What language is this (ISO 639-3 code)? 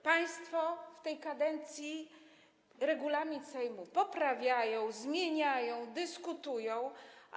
pol